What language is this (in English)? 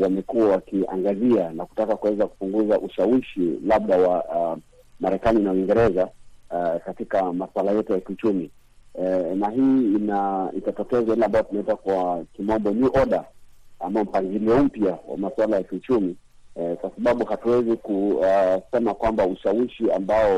Swahili